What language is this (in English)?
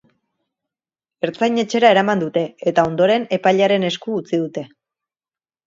Basque